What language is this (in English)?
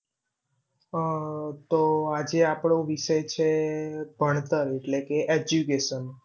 Gujarati